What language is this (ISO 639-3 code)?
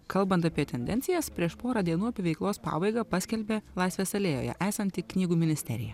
lit